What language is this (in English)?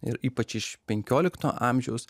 Lithuanian